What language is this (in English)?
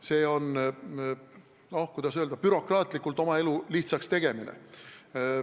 Estonian